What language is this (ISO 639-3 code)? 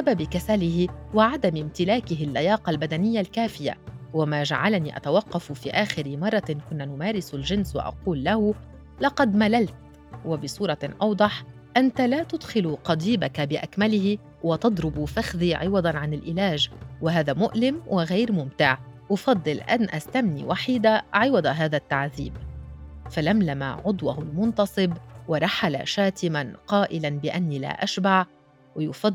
ara